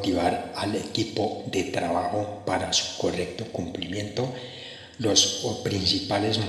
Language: Spanish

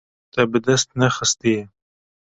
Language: Kurdish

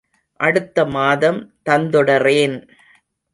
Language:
Tamil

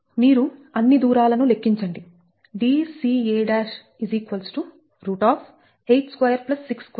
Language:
Telugu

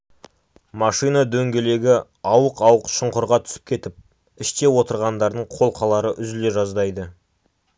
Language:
Kazakh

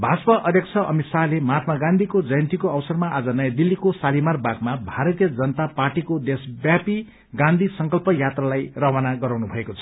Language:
Nepali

